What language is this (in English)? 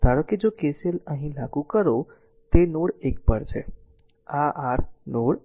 Gujarati